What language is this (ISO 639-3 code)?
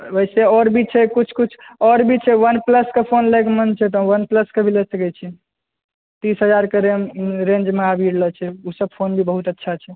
mai